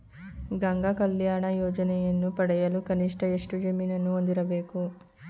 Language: Kannada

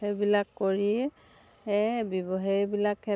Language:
Assamese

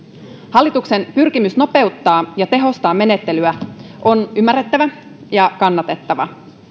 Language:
Finnish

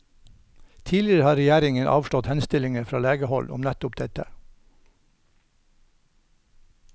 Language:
Norwegian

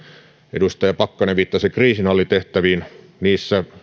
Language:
Finnish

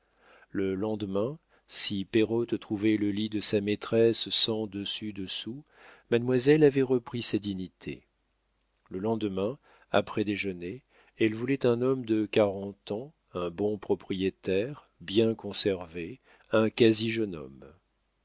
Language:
French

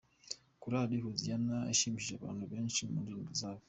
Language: Kinyarwanda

